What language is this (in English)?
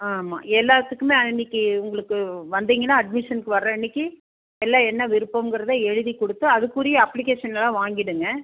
Tamil